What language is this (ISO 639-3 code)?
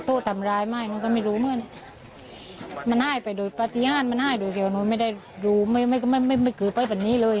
tha